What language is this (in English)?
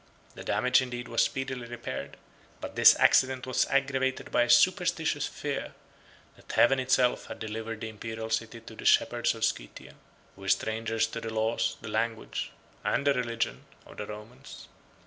English